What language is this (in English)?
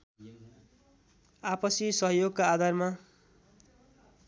Nepali